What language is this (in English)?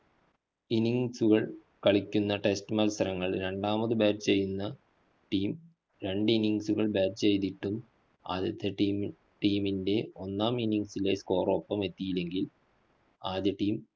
Malayalam